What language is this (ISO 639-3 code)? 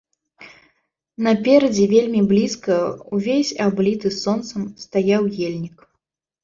bel